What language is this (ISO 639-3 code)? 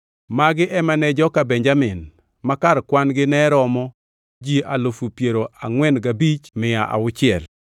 luo